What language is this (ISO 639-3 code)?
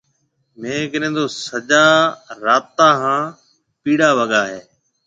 mve